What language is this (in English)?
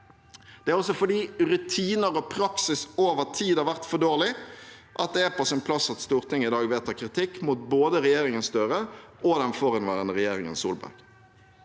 Norwegian